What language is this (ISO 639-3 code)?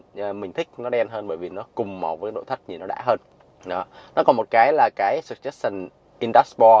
vie